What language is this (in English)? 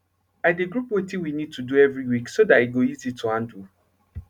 Nigerian Pidgin